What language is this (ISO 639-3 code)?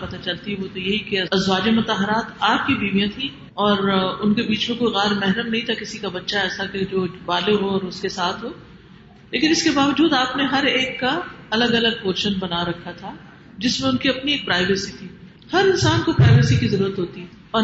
urd